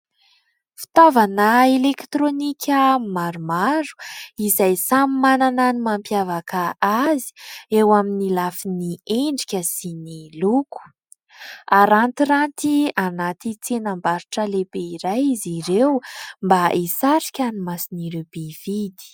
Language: Malagasy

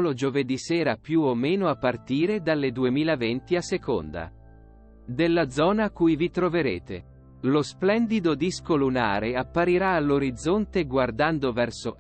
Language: Italian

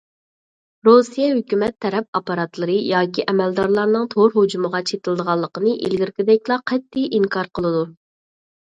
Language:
Uyghur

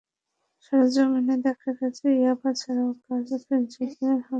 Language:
Bangla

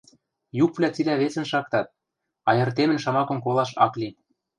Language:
Western Mari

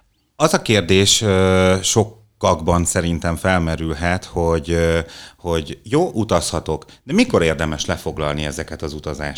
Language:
Hungarian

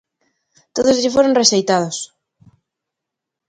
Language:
Galician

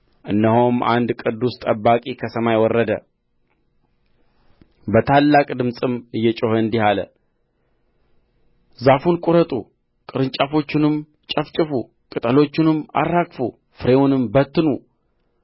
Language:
Amharic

